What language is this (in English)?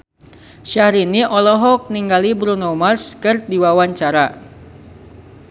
Sundanese